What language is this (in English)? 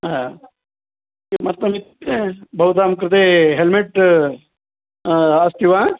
Sanskrit